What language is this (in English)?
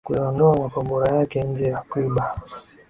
Swahili